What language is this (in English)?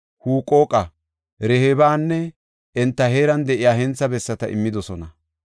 Gofa